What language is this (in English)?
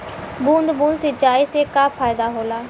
Bhojpuri